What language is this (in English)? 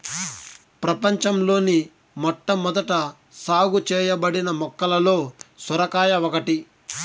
Telugu